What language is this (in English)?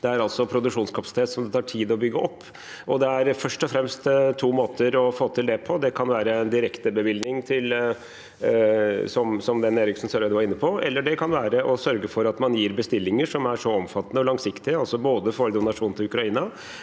Norwegian